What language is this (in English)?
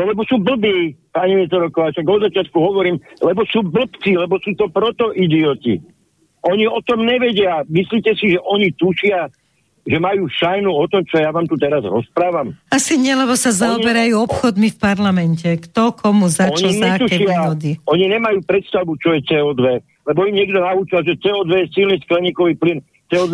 Slovak